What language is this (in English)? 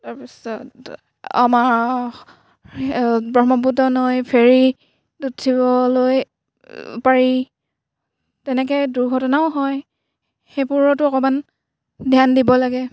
Assamese